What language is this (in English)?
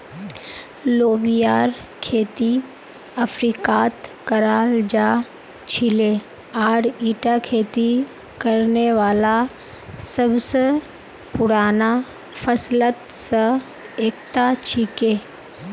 Magahi